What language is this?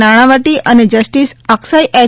Gujarati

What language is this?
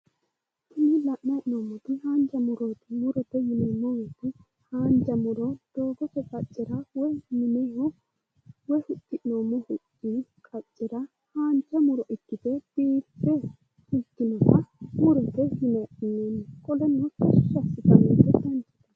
Sidamo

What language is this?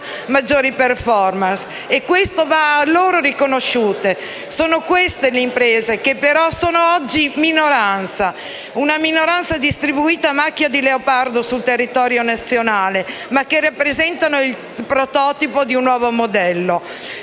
Italian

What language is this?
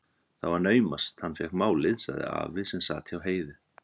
Icelandic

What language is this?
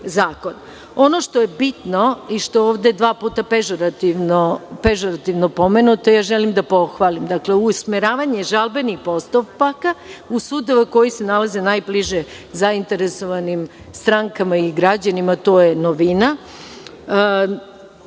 Serbian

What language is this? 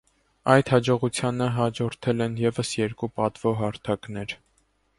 Armenian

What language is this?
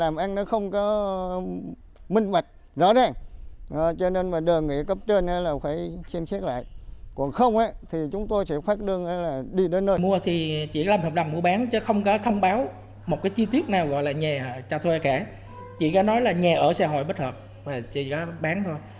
Vietnamese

